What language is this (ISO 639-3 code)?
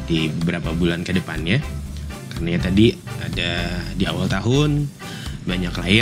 ind